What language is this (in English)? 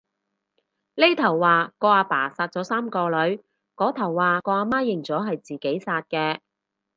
Cantonese